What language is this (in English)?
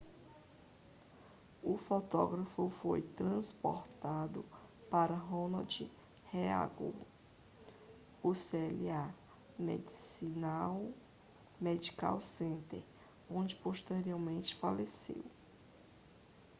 Portuguese